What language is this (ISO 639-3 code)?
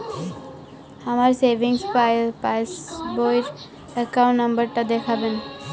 ben